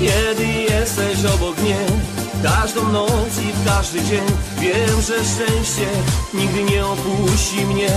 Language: Polish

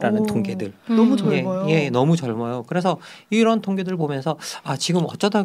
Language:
Korean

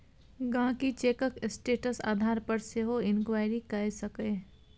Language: Maithili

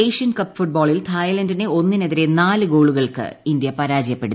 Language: Malayalam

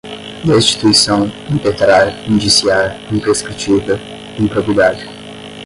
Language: Portuguese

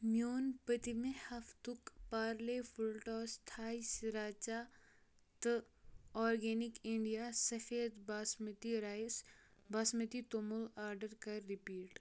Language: Kashmiri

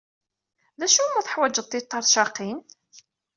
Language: Kabyle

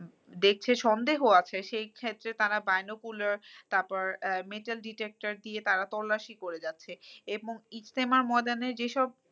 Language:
Bangla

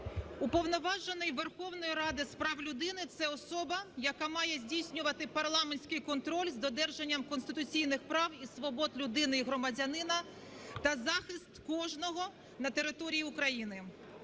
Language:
Ukrainian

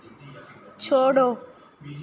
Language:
Dogri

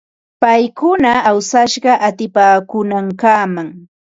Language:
Ambo-Pasco Quechua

